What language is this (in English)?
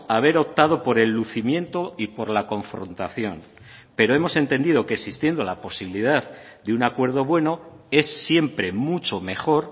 Spanish